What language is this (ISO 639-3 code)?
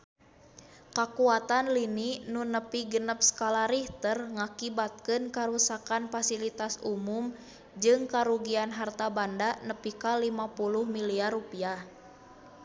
sun